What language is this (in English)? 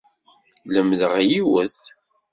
Kabyle